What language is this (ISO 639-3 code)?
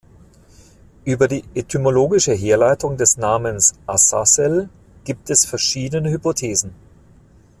deu